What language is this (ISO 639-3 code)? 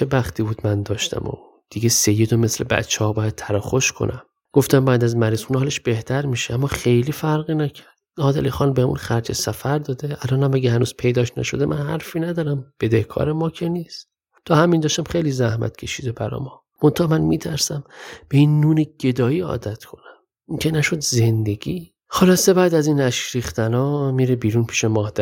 fas